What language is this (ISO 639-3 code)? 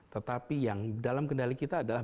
ind